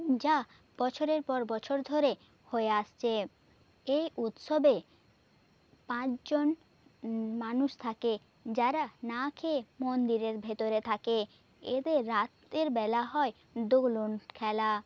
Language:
Bangla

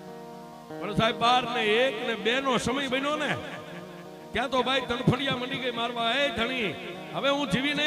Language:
Gujarati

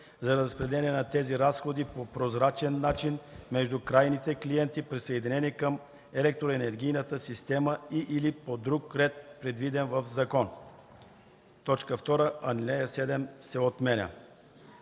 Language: Bulgarian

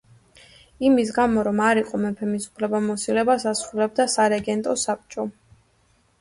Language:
Georgian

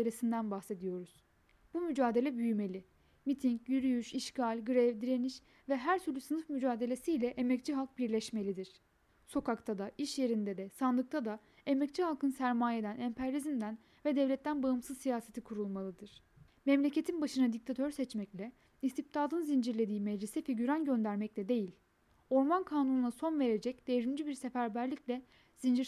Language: Turkish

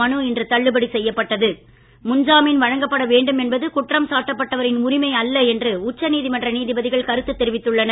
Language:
Tamil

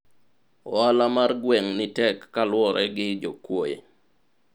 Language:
Luo (Kenya and Tanzania)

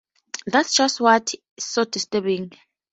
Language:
English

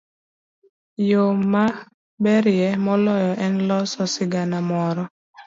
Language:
Luo (Kenya and Tanzania)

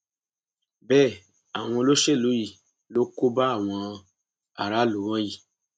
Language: Yoruba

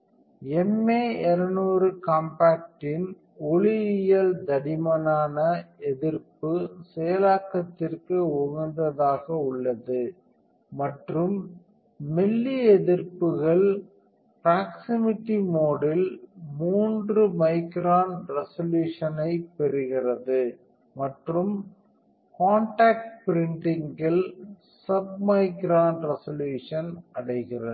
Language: Tamil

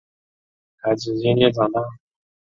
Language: Chinese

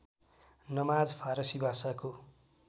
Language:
Nepali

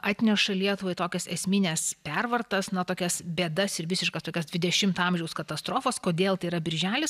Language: Lithuanian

